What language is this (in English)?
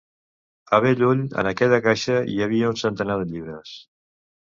Catalan